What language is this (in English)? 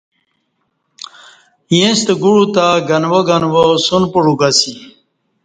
Kati